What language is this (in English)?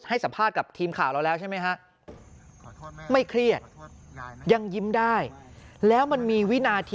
Thai